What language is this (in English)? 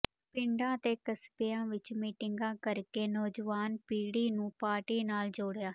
Punjabi